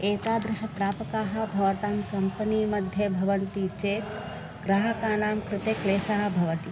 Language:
Sanskrit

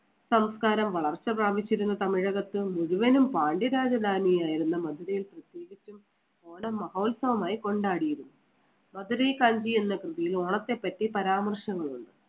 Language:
Malayalam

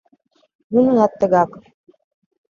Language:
Mari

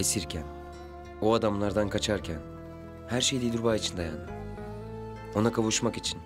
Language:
Turkish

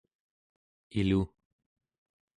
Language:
Central Yupik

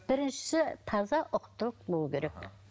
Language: Kazakh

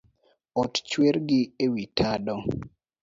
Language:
Luo (Kenya and Tanzania)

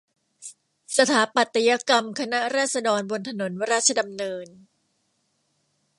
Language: Thai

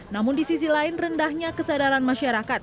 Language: Indonesian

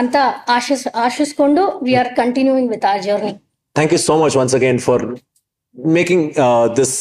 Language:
Kannada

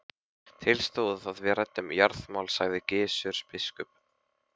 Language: Icelandic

